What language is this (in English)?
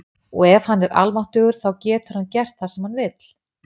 Icelandic